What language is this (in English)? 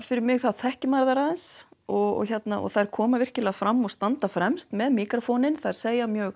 Icelandic